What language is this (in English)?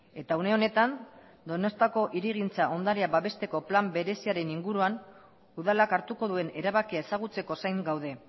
Basque